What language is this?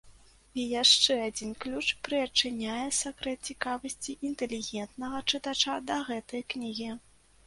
Belarusian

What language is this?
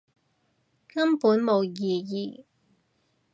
Cantonese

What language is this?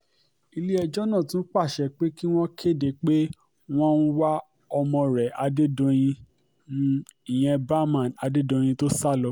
Yoruba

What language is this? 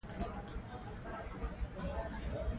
Pashto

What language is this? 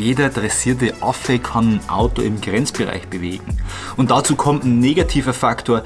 German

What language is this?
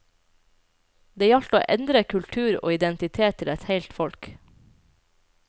Norwegian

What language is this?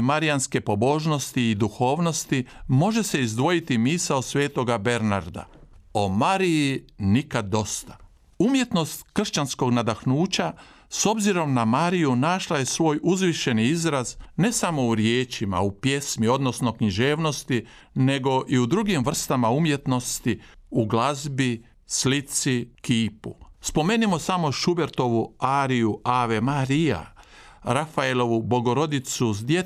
Croatian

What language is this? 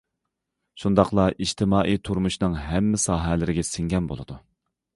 Uyghur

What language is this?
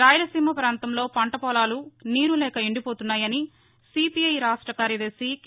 Telugu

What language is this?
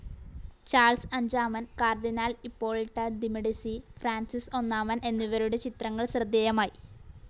Malayalam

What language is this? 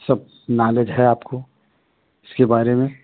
Hindi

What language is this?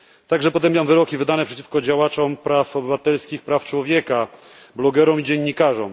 Polish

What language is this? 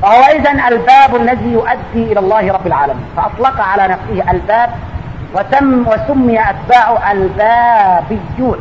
Arabic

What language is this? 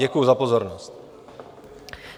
Czech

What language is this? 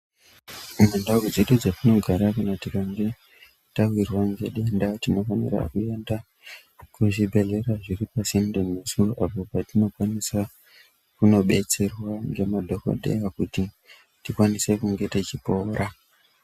Ndau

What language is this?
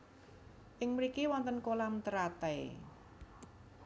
Javanese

